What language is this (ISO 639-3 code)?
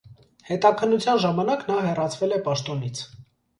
hye